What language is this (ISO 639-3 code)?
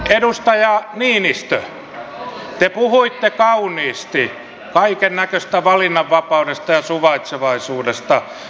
fin